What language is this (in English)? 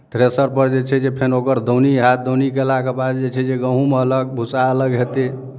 Maithili